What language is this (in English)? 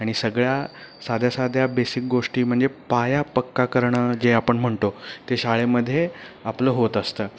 Marathi